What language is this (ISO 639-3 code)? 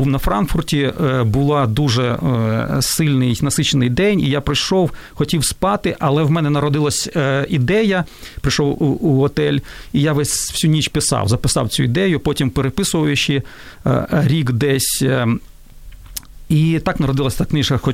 ukr